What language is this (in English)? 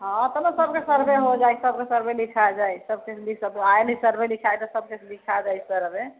Maithili